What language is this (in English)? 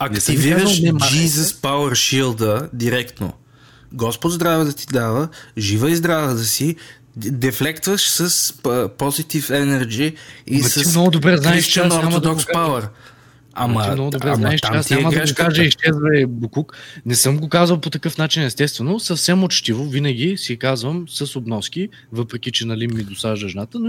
Bulgarian